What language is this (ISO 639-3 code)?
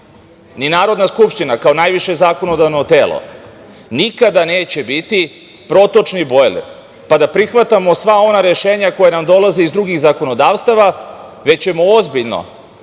srp